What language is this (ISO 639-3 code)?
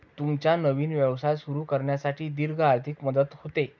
mar